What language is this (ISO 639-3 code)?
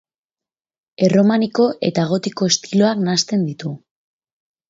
eus